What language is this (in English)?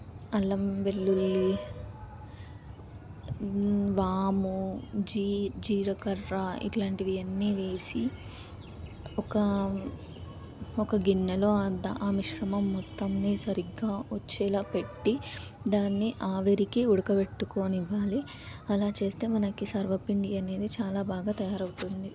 Telugu